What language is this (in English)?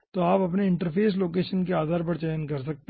Hindi